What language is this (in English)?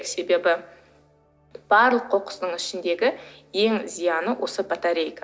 Kazakh